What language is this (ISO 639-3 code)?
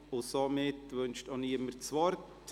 gsw